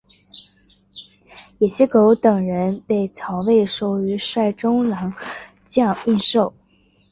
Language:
Chinese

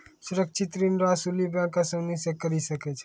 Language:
Maithili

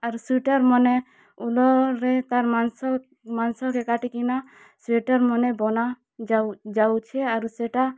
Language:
Odia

